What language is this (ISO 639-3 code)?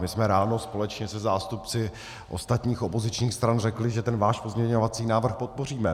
ces